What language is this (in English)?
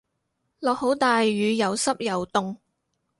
Cantonese